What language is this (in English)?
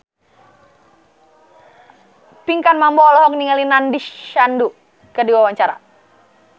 Sundanese